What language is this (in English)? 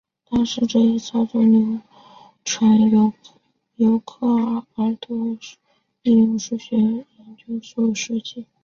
Chinese